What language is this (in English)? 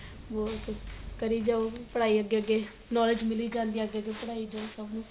Punjabi